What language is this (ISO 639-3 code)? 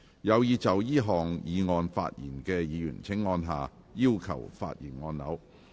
yue